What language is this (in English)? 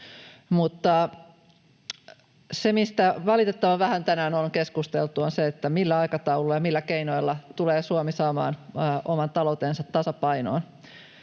Finnish